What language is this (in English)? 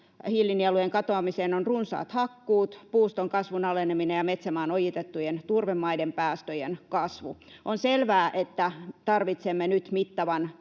Finnish